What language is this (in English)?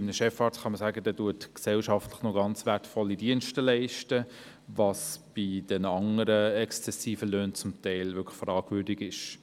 Swiss German